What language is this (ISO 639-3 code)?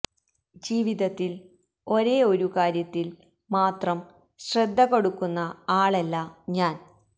mal